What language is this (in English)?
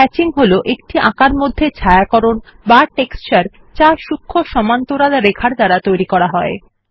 Bangla